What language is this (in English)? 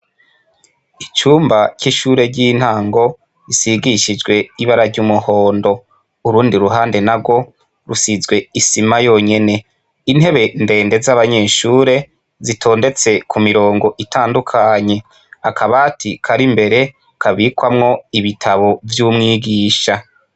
Rundi